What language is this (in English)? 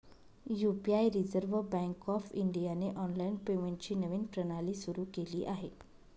Marathi